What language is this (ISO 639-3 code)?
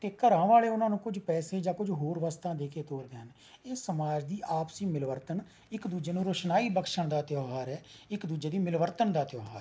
pan